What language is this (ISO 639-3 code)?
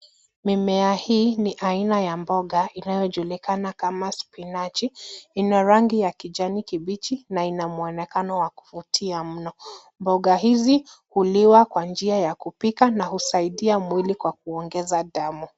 swa